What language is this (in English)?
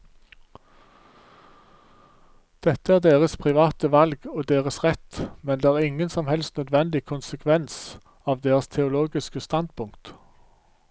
Norwegian